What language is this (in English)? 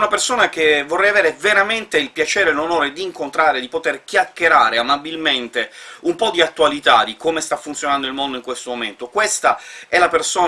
Italian